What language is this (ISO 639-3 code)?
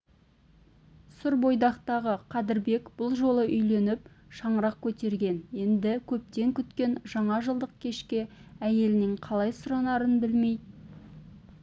kaz